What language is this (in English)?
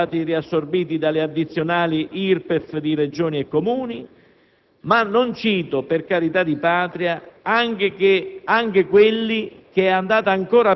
Italian